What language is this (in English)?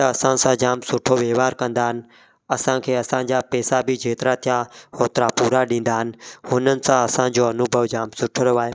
Sindhi